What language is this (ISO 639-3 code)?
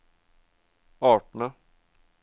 nor